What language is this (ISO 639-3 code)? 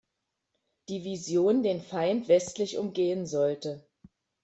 deu